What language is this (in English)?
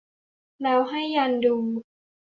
Thai